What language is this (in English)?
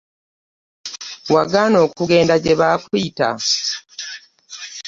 Ganda